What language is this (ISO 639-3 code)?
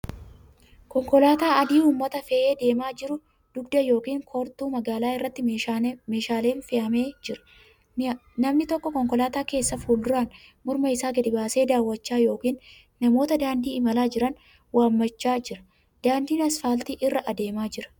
orm